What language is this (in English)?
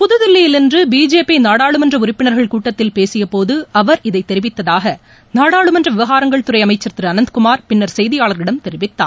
Tamil